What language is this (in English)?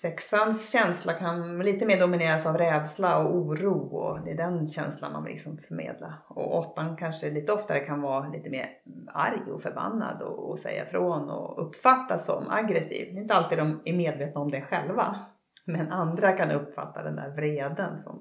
Swedish